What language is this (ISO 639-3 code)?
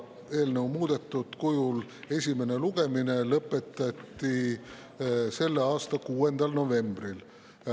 est